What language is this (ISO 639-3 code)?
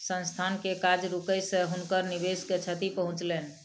mai